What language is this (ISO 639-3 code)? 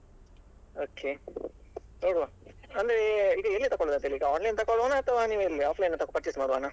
kan